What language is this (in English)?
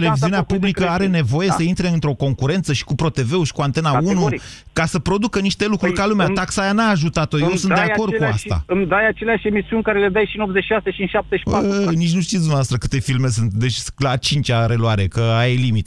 Romanian